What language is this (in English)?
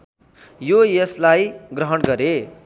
Nepali